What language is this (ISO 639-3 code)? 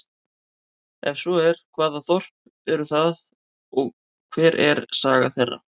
isl